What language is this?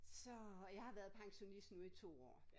Danish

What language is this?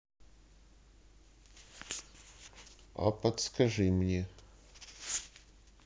Russian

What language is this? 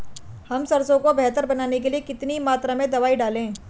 Hindi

